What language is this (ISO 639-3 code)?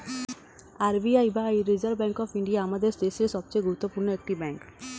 ben